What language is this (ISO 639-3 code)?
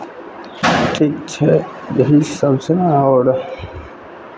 mai